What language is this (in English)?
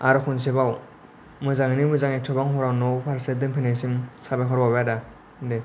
Bodo